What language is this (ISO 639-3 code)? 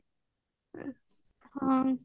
ori